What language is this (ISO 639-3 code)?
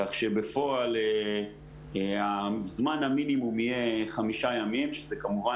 heb